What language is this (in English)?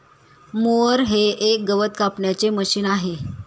Marathi